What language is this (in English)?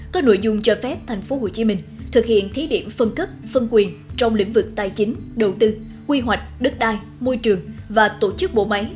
Vietnamese